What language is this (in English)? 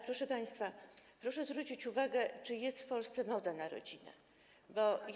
Polish